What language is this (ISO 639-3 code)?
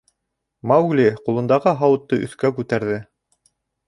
bak